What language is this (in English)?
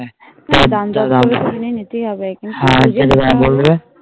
Bangla